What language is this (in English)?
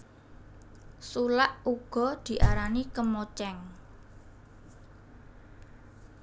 Javanese